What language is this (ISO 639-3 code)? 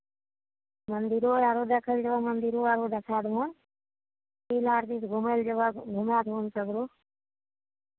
mai